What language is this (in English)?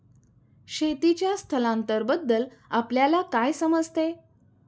Marathi